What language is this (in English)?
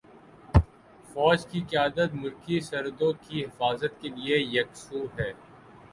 Urdu